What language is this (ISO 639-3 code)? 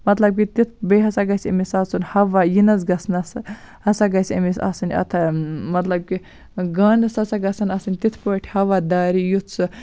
kas